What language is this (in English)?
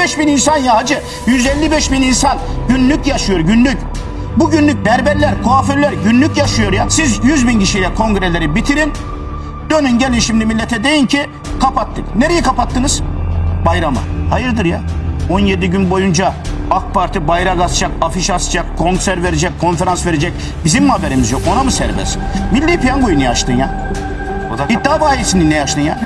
Turkish